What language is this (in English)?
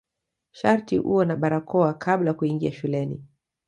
Swahili